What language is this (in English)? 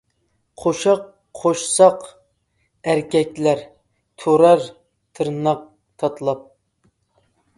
Uyghur